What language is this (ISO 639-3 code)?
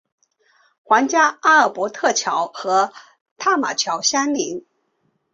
zho